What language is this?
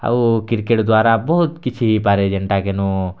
Odia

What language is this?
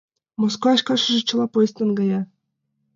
Mari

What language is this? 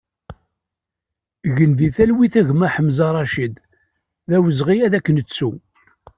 Kabyle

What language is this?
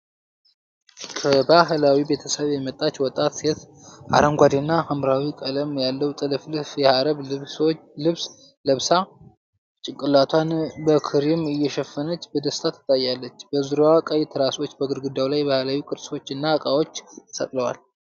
Amharic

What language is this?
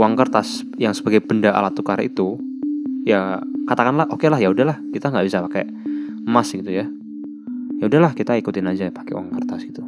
Indonesian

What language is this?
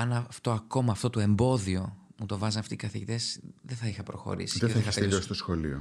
Greek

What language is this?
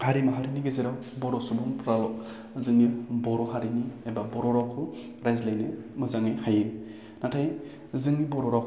Bodo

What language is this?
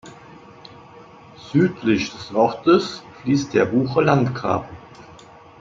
German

